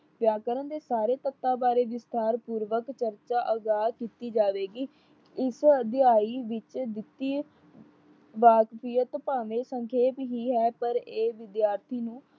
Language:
Punjabi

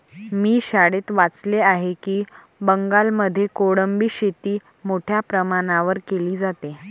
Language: Marathi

